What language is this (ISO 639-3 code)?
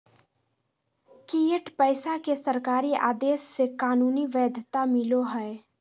mag